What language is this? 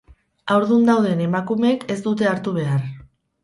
Basque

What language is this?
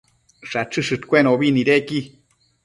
Matsés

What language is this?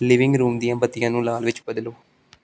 Punjabi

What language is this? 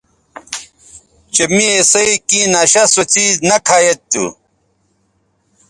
Bateri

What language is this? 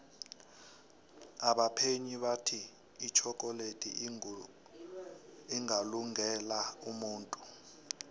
South Ndebele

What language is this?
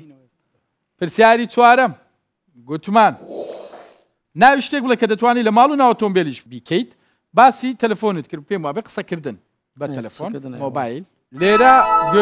Turkish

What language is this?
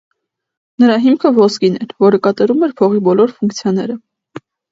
Armenian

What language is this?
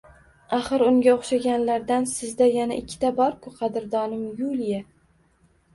Uzbek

